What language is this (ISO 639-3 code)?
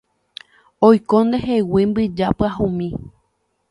grn